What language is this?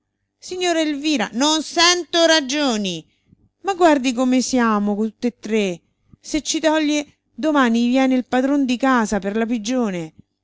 Italian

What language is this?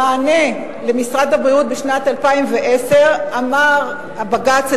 Hebrew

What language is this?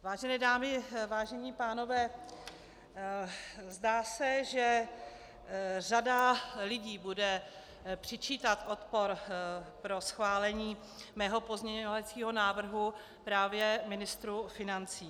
Czech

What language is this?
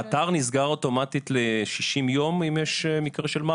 Hebrew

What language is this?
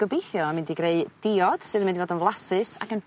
Welsh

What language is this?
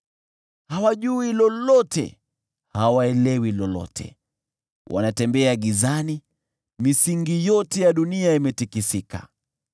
Swahili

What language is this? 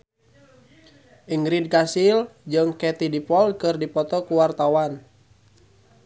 Sundanese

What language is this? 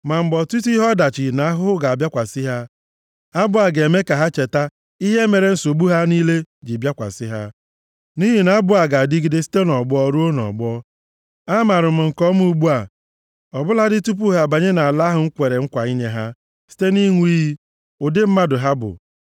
Igbo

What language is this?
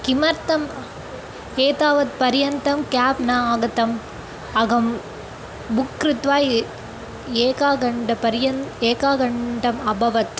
Sanskrit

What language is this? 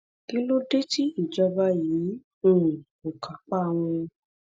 Yoruba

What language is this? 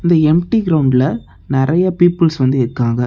Tamil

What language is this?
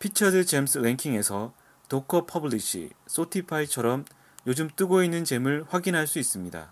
Korean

